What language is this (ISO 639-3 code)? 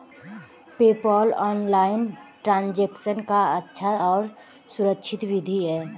hin